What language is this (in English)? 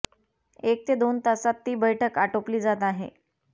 Marathi